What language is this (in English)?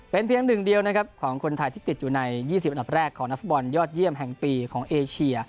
Thai